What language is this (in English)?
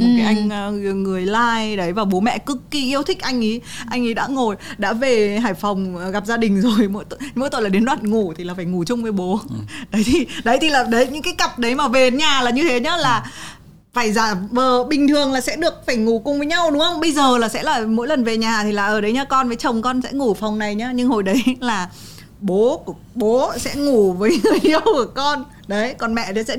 Vietnamese